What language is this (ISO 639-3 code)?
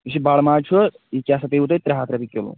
kas